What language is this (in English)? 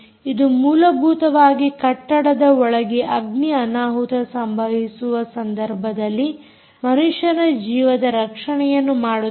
Kannada